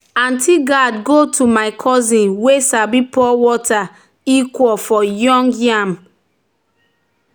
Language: Nigerian Pidgin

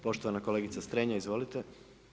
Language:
Croatian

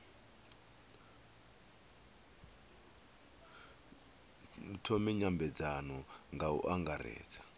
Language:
Venda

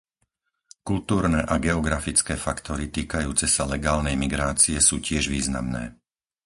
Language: Slovak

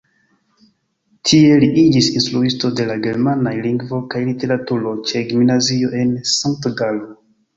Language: Esperanto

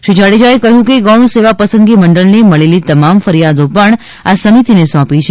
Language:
Gujarati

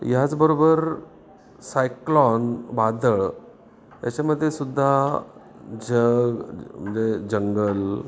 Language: Marathi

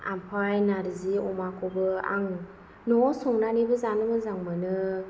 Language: Bodo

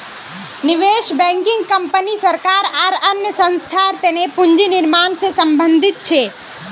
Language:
Magahi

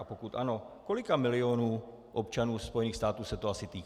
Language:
Czech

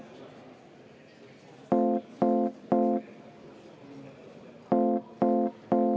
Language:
Estonian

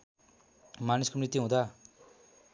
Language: Nepali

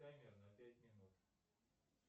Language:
Russian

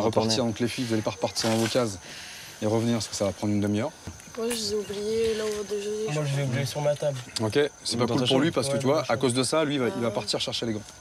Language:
French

